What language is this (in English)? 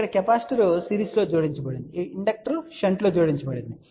Telugu